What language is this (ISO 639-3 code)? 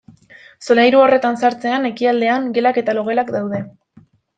eus